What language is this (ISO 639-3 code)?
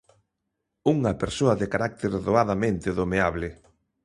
glg